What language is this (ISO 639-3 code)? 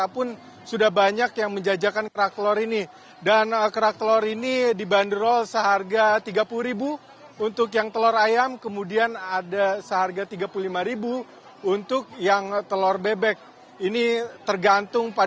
ind